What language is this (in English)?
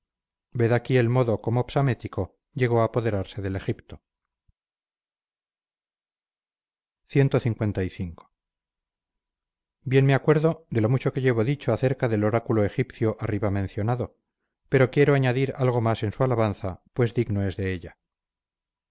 Spanish